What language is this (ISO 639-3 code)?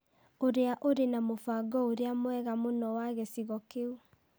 kik